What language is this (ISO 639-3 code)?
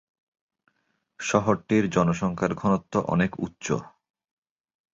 ben